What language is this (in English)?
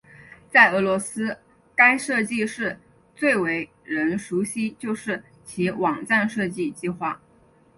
Chinese